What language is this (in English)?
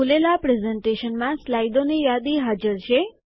Gujarati